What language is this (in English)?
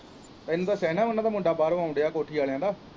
Punjabi